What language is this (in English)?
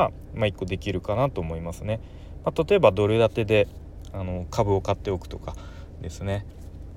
Japanese